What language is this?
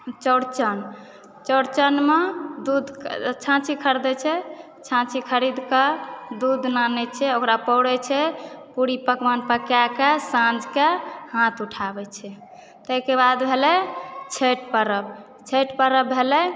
Maithili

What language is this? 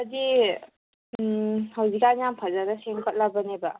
Manipuri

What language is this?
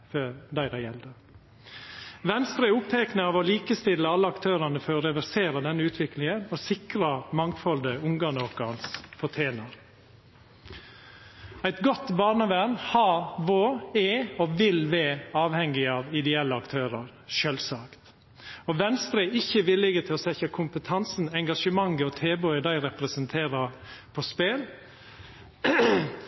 Norwegian Nynorsk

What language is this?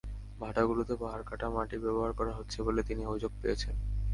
Bangla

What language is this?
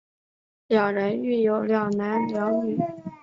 Chinese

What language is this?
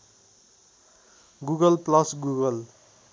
Nepali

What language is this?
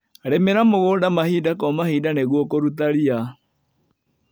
Kikuyu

